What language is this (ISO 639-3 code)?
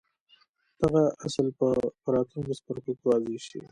pus